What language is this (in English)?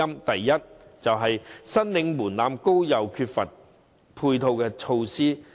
Cantonese